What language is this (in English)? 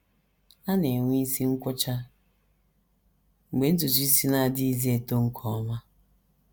Igbo